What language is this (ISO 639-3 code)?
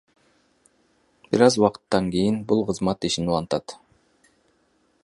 kir